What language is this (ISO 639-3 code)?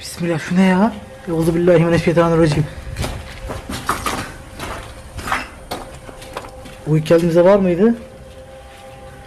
tur